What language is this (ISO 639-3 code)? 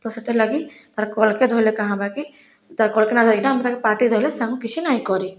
ori